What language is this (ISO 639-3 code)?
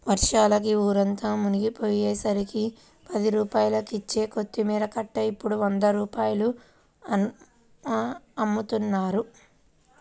tel